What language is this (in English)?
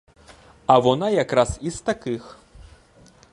Ukrainian